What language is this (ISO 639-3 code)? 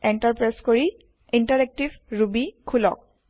asm